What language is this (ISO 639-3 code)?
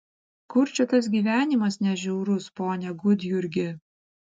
lit